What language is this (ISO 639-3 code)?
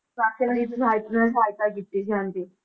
pan